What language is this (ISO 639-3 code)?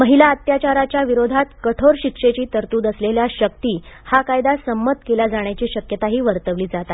mar